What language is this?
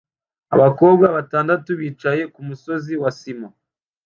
Kinyarwanda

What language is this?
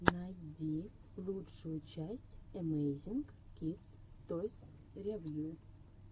Russian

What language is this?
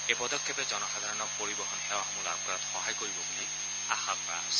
Assamese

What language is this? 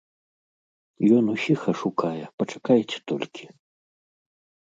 Belarusian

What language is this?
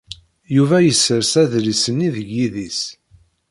Kabyle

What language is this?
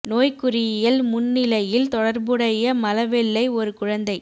Tamil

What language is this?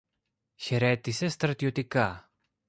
Greek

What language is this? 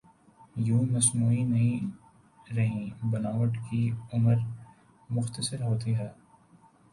Urdu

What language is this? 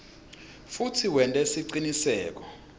Swati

